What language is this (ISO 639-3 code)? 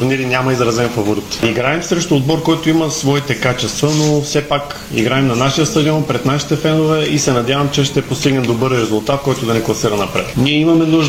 bul